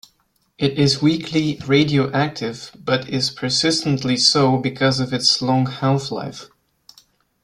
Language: English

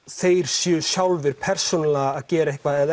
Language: Icelandic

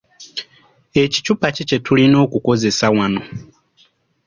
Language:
Ganda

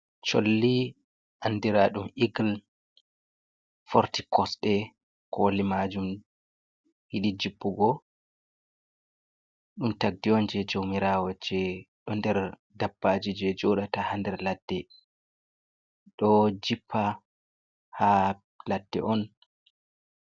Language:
Fula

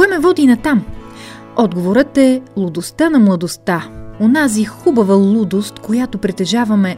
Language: Bulgarian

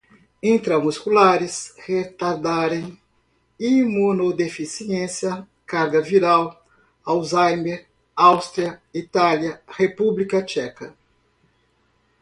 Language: Portuguese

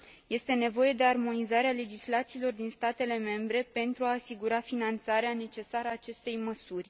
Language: Romanian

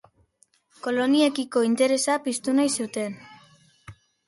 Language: Basque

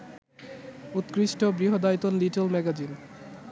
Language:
Bangla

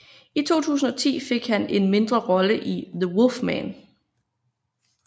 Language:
Danish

